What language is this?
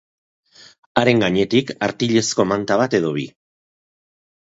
Basque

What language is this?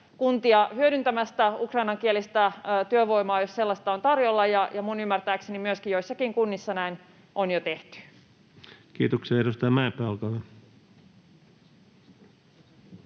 Finnish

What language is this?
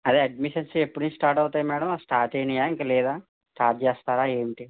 Telugu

